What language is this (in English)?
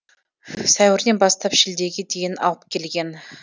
Kazakh